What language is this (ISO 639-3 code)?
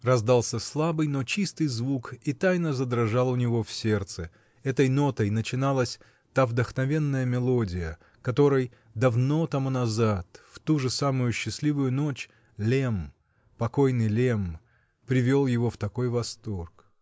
rus